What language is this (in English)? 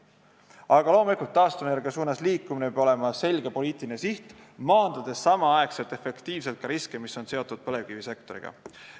Estonian